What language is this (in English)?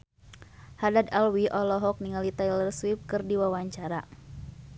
Sundanese